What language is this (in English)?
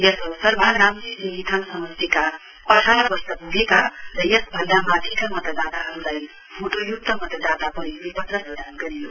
Nepali